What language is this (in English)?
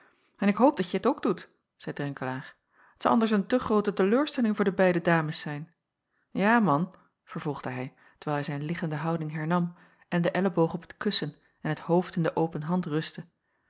Dutch